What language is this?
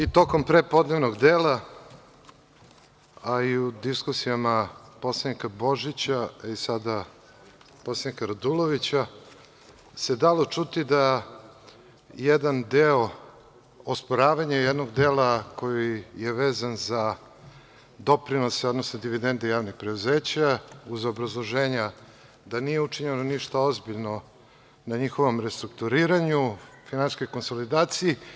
Serbian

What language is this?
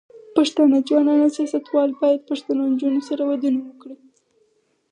Pashto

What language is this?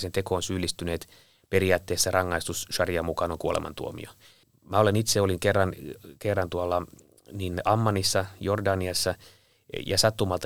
Finnish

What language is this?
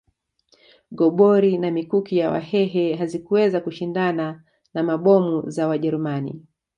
Swahili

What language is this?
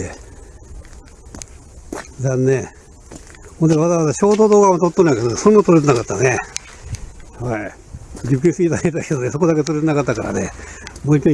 Japanese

